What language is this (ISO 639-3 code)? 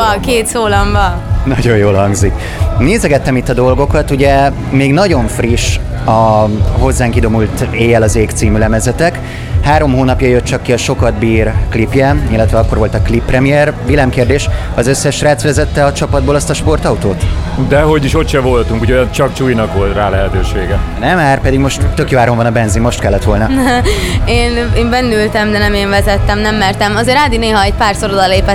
hun